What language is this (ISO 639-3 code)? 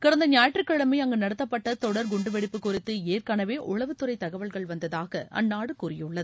tam